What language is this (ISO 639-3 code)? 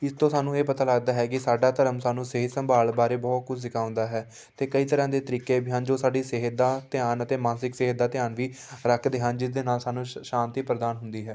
pan